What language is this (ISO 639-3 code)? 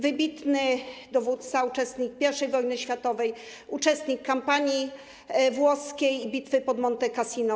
pol